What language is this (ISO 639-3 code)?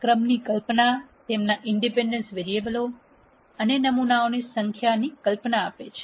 guj